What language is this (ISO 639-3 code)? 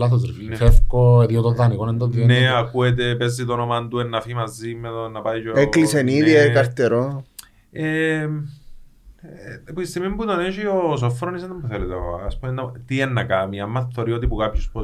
ell